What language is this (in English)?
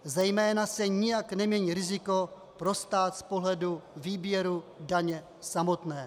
Czech